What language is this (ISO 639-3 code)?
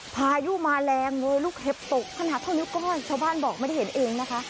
tha